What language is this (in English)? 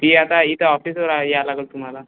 Marathi